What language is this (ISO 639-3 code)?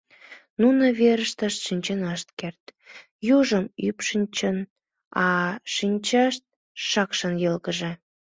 chm